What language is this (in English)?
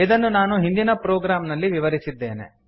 Kannada